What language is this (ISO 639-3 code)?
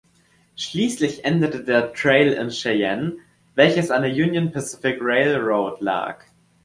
deu